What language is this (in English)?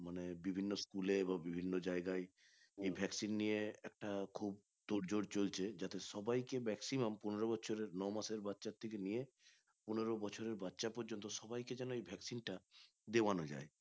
Bangla